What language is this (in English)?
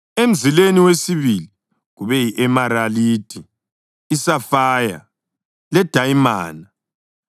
North Ndebele